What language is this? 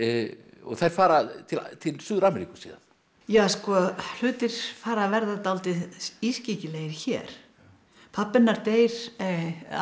Icelandic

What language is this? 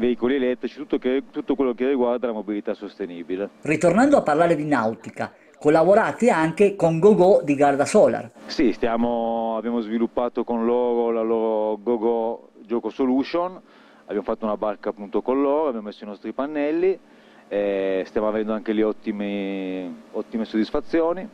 Italian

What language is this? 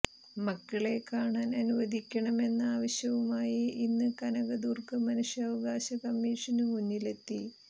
Malayalam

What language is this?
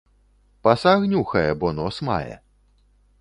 Belarusian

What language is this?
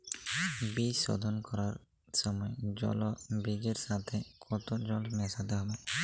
Bangla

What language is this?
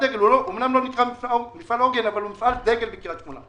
Hebrew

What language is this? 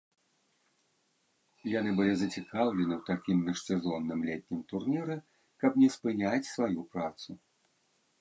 Belarusian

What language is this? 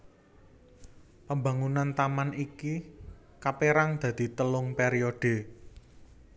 Javanese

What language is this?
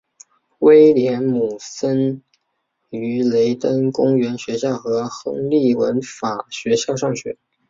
Chinese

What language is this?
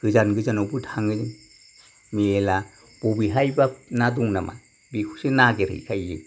Bodo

